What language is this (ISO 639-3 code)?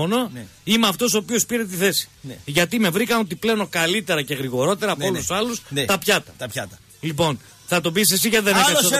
ell